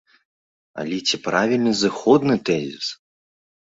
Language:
Belarusian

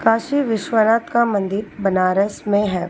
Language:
Hindi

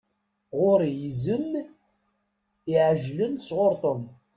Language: Kabyle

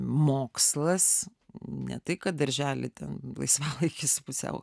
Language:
Lithuanian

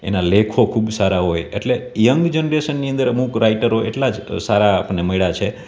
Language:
Gujarati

